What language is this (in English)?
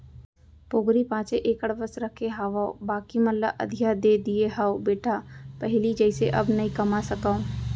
Chhattisgarhi